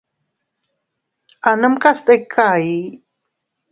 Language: Teutila Cuicatec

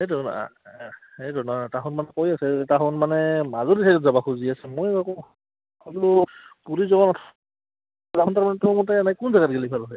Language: Assamese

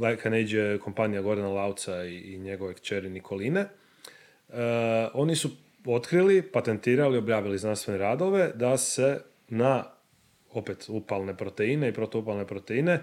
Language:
Croatian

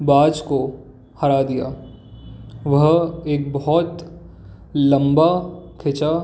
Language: Hindi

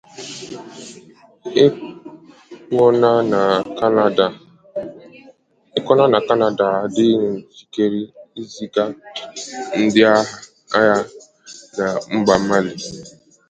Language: Igbo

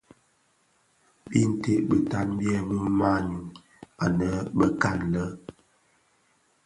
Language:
Bafia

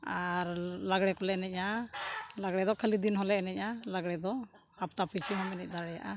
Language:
Santali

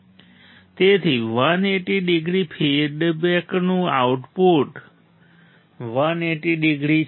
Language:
Gujarati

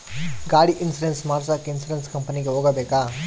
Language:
Kannada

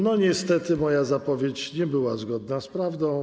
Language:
Polish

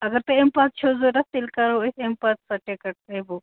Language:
Kashmiri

